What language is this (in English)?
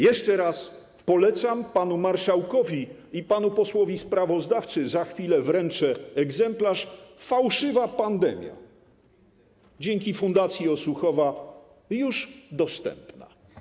Polish